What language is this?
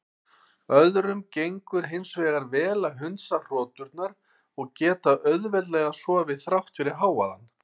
Icelandic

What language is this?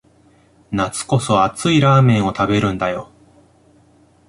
Japanese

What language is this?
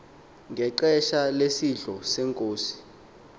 Xhosa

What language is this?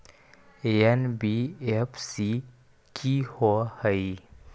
Magahi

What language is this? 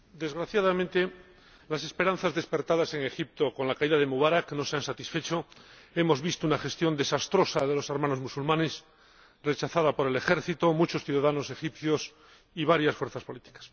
Spanish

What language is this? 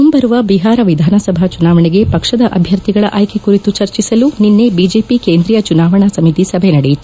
Kannada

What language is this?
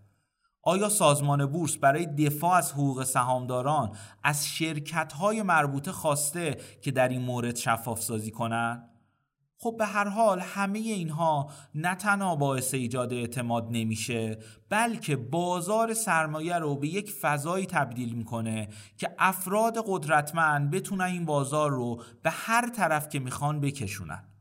Persian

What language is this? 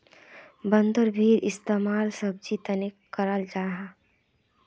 Magahi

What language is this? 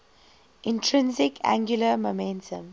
English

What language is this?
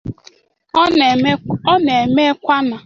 Igbo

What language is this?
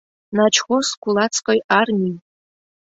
Mari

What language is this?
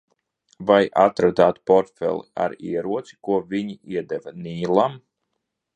Latvian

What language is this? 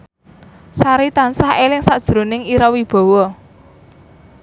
Javanese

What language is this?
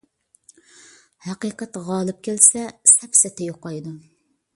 Uyghur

